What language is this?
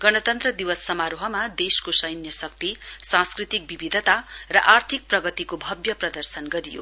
Nepali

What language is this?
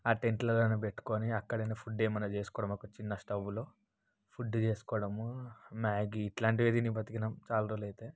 Telugu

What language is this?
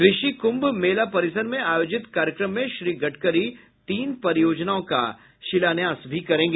Hindi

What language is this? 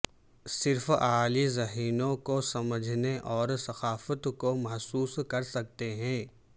Urdu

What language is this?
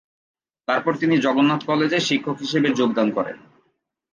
Bangla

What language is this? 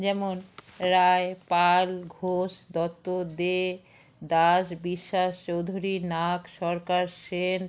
Bangla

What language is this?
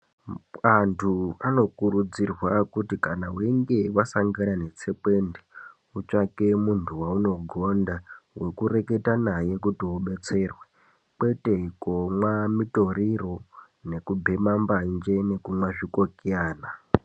Ndau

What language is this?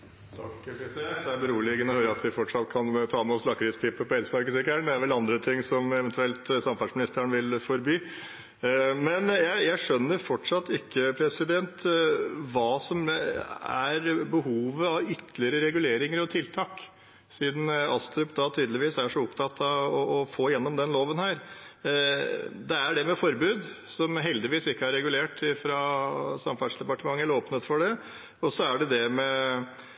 Norwegian Bokmål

